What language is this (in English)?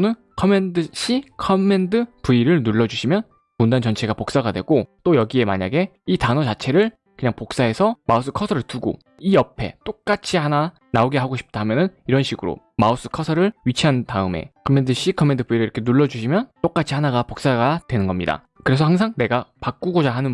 Korean